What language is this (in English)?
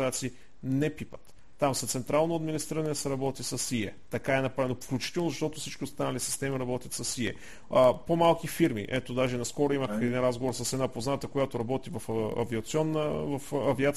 Bulgarian